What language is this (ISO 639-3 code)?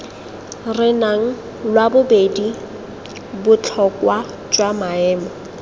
tsn